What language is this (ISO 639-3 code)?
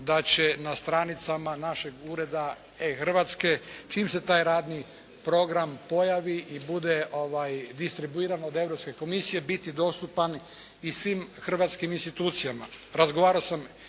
hrv